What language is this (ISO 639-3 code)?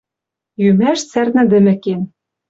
mrj